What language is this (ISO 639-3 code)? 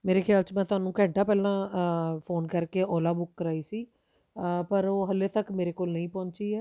pan